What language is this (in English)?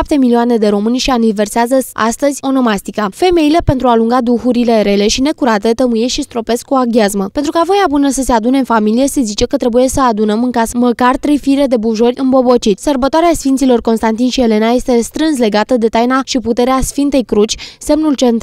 Romanian